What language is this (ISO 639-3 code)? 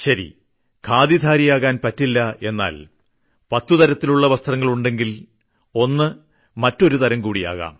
mal